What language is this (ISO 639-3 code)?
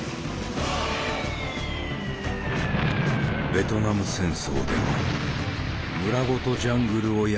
jpn